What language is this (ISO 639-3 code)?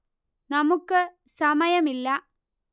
mal